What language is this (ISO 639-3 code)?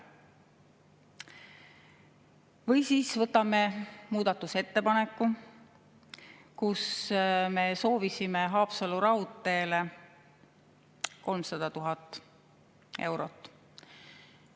est